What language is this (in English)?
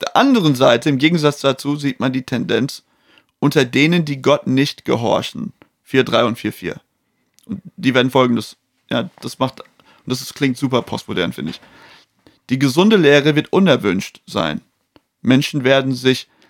German